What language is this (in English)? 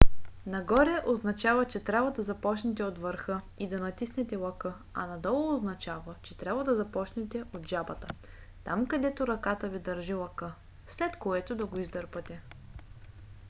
Bulgarian